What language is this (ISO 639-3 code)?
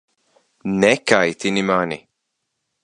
lav